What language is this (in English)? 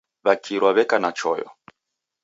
Taita